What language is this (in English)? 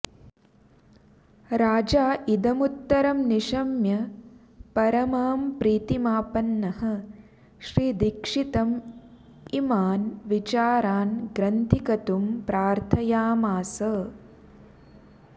Sanskrit